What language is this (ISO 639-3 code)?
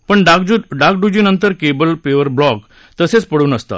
mar